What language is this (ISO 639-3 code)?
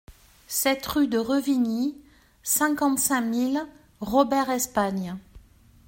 fra